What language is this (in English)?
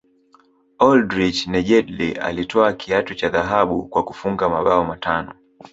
Swahili